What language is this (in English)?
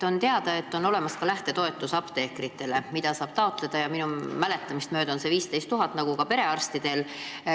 Estonian